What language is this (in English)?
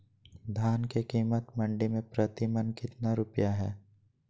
Magahi